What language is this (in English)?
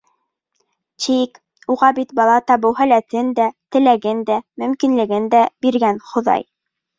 Bashkir